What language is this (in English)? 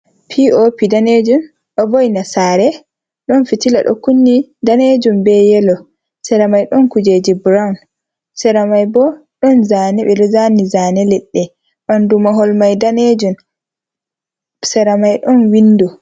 Fula